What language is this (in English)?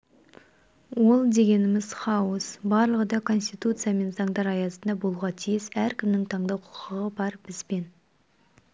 Kazakh